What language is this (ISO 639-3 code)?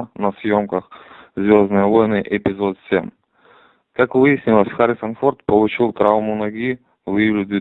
rus